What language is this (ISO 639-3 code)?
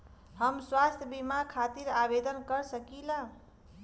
bho